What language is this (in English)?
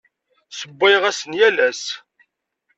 Kabyle